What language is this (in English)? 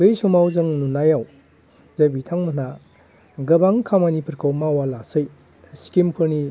Bodo